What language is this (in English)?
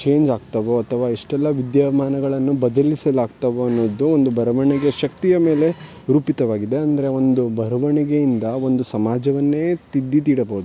Kannada